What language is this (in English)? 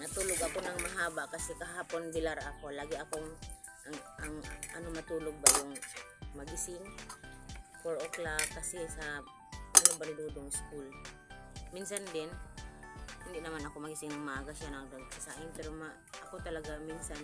Filipino